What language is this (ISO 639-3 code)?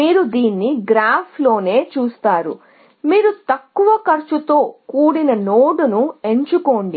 tel